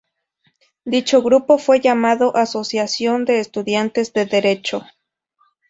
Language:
Spanish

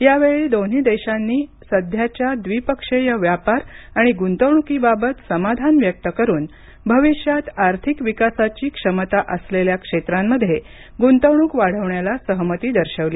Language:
Marathi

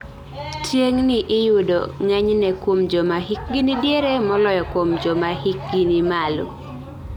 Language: Luo (Kenya and Tanzania)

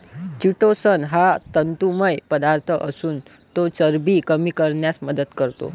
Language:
Marathi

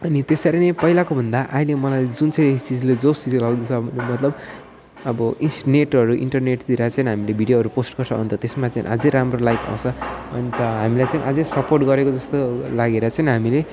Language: Nepali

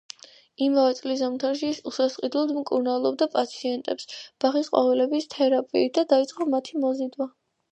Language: Georgian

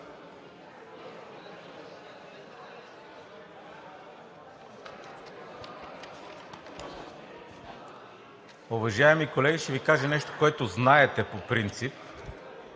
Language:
Bulgarian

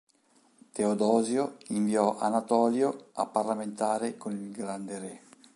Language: Italian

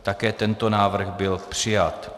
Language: Czech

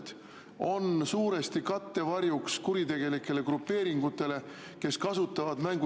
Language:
Estonian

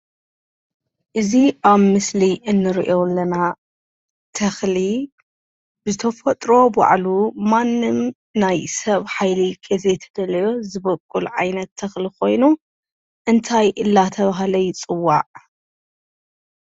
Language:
Tigrinya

